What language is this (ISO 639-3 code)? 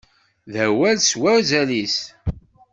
kab